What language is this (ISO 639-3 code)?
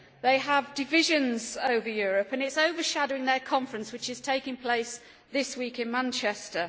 eng